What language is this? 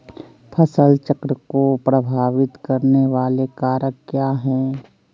Magahi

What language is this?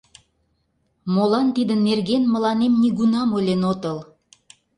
Mari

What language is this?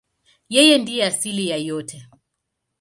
Swahili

